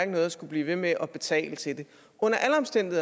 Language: Danish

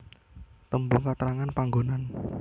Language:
Javanese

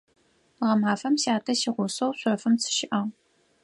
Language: Adyghe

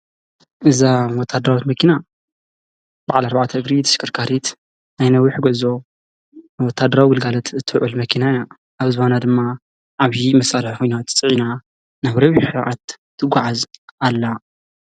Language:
Tigrinya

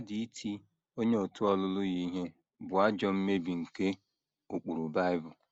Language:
Igbo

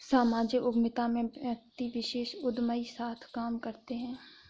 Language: Hindi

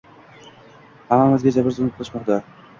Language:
Uzbek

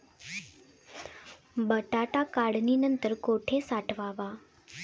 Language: Marathi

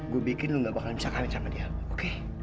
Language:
Indonesian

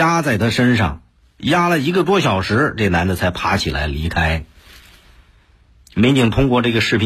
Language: Chinese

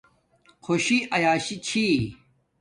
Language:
Domaaki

